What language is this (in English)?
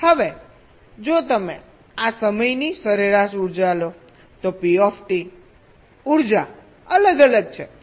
Gujarati